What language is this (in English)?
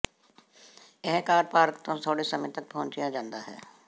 Punjabi